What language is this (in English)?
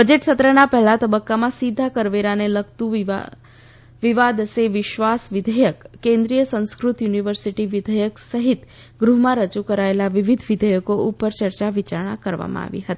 Gujarati